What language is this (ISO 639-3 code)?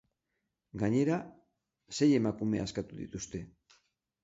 eus